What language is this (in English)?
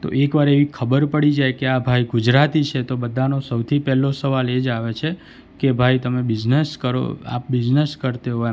Gujarati